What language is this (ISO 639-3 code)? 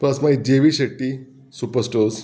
kok